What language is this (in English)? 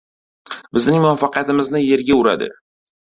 Uzbek